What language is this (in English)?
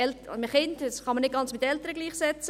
Swiss German